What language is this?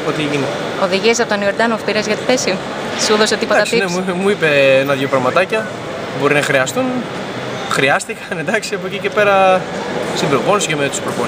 Greek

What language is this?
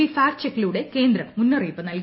Malayalam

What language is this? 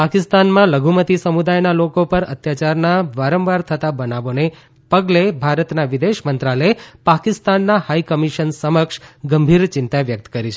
Gujarati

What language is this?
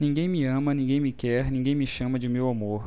Portuguese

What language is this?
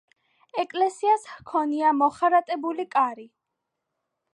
Georgian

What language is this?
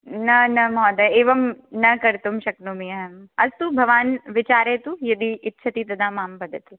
Sanskrit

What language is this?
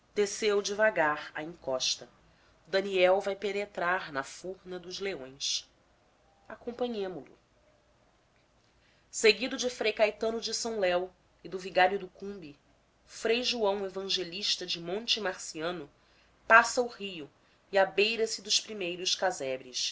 Portuguese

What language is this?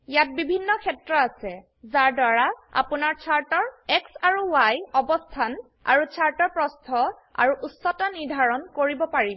Assamese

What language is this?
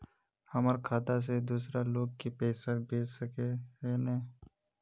Magahi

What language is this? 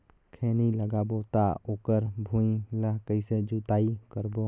Chhattisgarhi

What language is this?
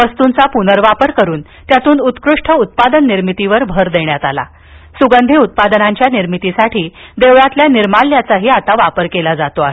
Marathi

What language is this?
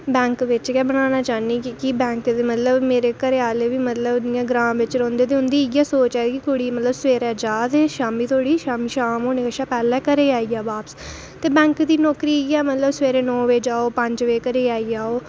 Dogri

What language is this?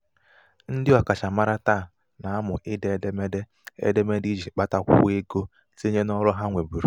Igbo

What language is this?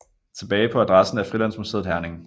Danish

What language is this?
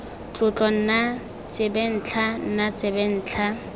Tswana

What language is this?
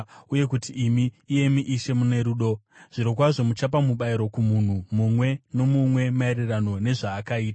Shona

